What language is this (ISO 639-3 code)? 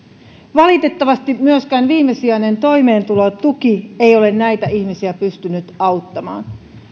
fin